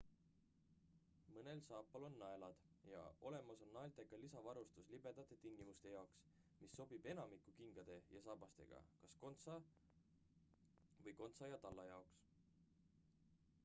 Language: Estonian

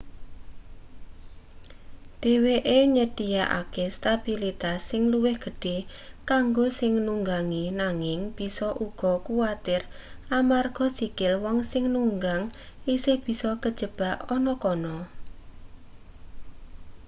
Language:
Javanese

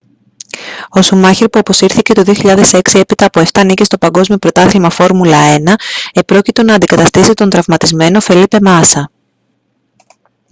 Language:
Greek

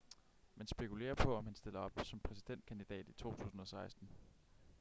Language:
Danish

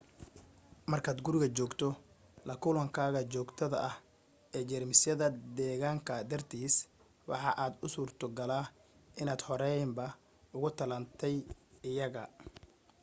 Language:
Somali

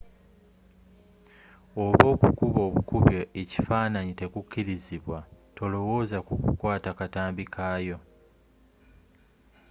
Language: Ganda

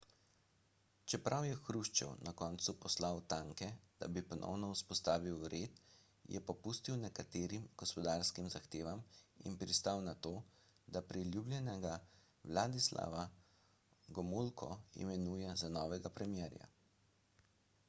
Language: Slovenian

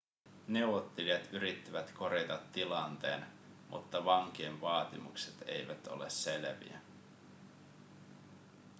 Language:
Finnish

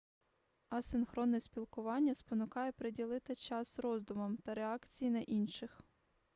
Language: Ukrainian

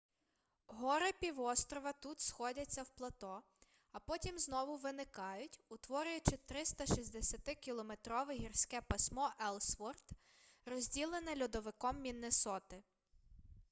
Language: Ukrainian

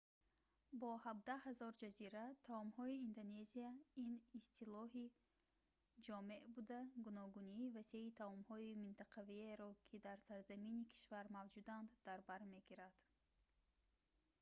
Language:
Tajik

